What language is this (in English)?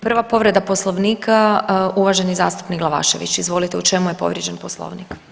Croatian